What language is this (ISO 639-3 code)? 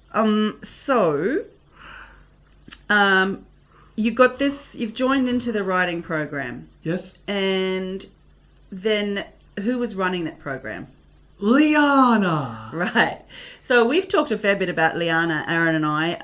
eng